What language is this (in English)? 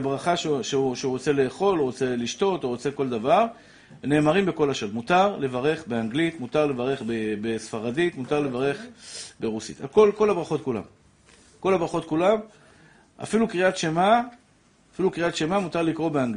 Hebrew